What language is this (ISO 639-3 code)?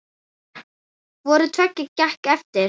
isl